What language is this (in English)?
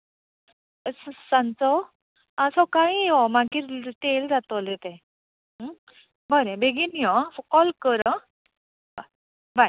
Konkani